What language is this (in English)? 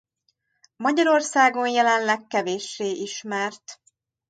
Hungarian